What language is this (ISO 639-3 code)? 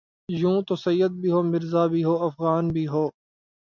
urd